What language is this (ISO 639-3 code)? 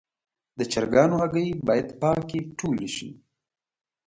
pus